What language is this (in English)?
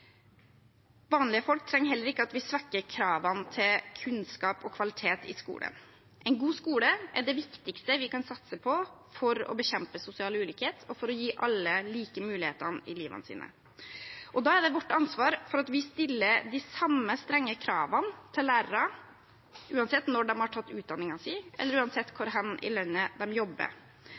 Norwegian Bokmål